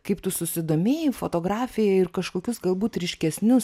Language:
Lithuanian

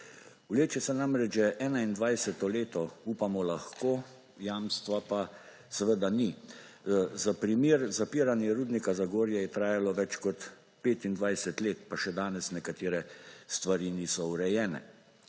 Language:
Slovenian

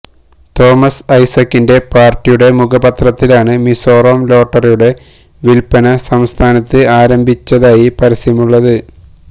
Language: Malayalam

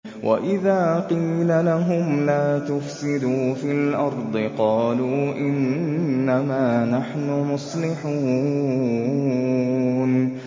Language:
Arabic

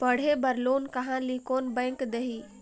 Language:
Chhattisgarhi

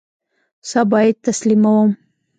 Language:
Pashto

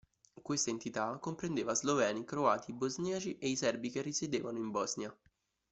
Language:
Italian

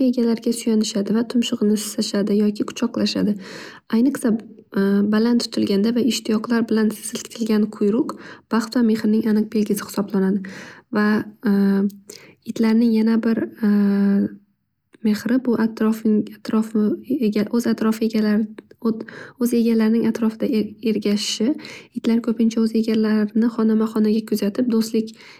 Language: Uzbek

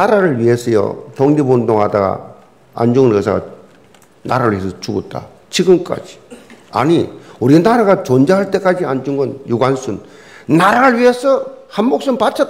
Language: Korean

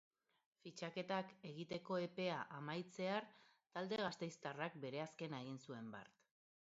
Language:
Basque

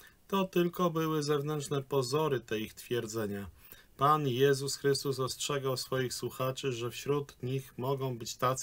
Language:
Polish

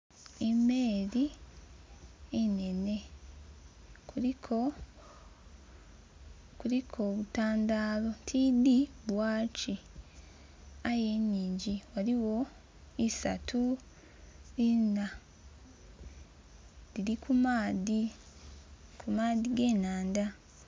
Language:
Soga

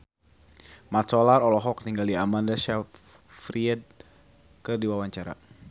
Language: Sundanese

